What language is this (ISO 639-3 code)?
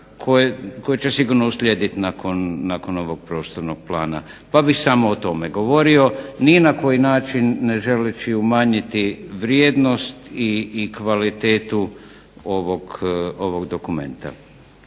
hrv